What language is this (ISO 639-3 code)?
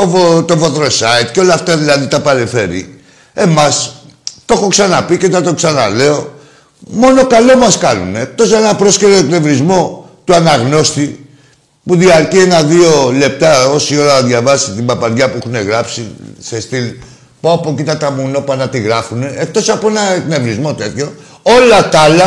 ell